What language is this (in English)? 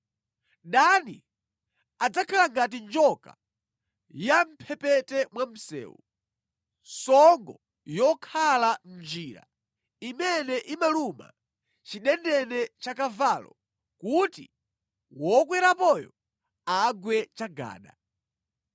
Nyanja